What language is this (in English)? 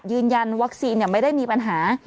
Thai